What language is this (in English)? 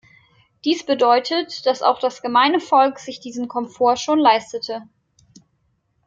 German